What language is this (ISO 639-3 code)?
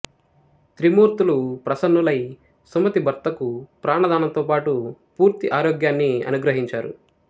tel